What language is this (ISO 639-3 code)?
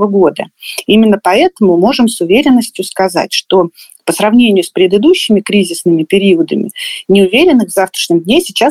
rus